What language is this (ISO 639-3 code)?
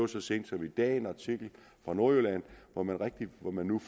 dan